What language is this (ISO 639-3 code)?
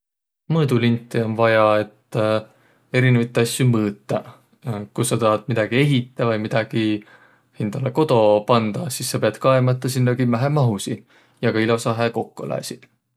vro